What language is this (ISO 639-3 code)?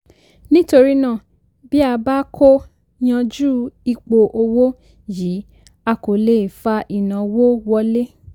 yor